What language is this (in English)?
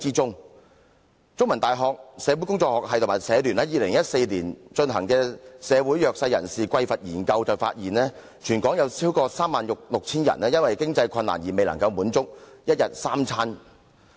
Cantonese